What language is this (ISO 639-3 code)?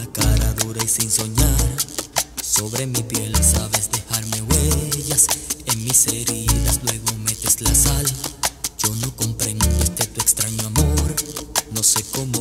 ron